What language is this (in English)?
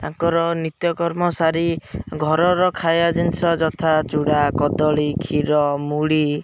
Odia